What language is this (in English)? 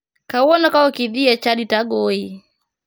Luo (Kenya and Tanzania)